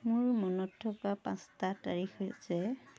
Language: Assamese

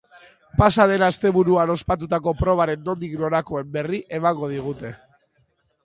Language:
Basque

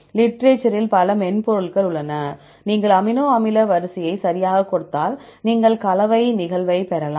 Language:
Tamil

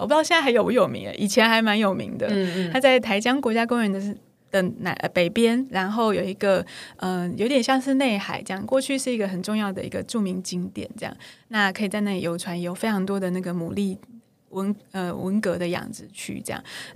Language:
Chinese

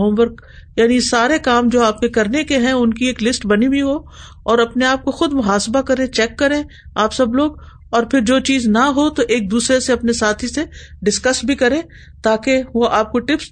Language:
Urdu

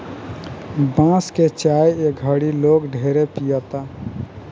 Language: Bhojpuri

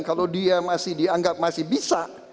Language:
Indonesian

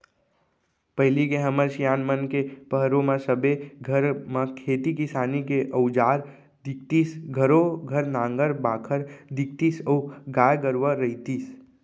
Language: Chhattisgarhi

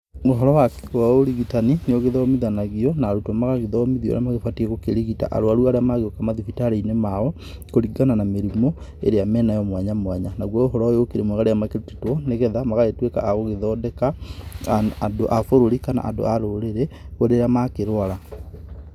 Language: Kikuyu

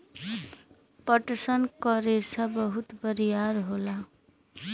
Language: Bhojpuri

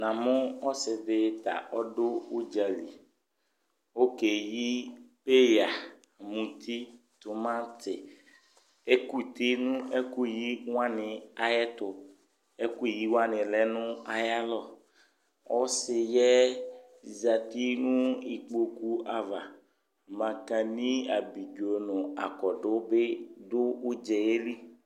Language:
Ikposo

